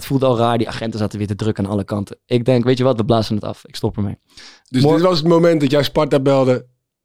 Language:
Dutch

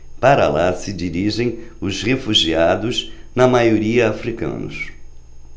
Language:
Portuguese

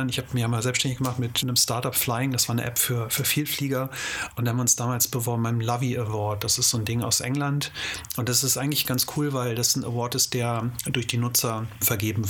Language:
German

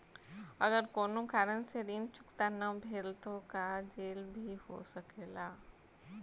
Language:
Bhojpuri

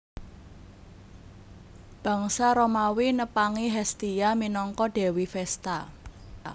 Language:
Javanese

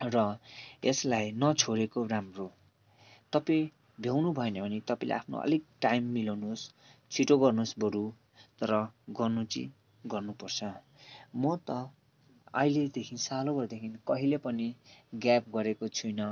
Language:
Nepali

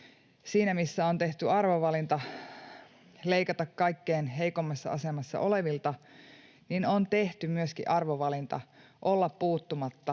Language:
Finnish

